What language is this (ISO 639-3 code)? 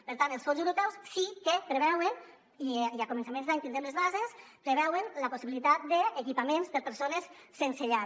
cat